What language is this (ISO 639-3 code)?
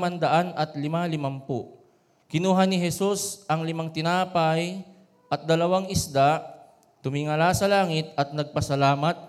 fil